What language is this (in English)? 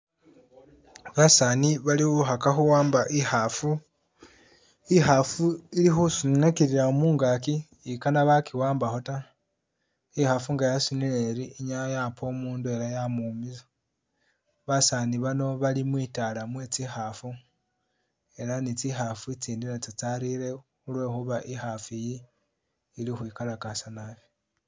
Masaaba